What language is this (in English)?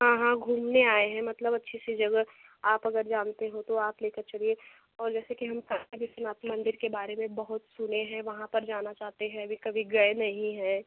Hindi